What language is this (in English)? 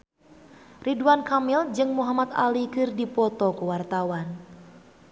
Sundanese